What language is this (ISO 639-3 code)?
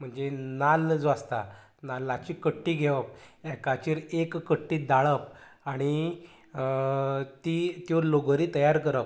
kok